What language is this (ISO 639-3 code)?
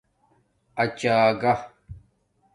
dmk